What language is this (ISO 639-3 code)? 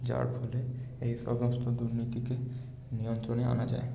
ben